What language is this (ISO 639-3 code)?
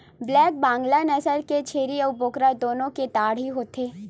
hne